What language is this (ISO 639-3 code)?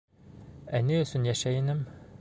bak